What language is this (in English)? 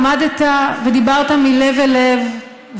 Hebrew